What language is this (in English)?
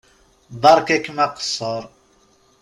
Kabyle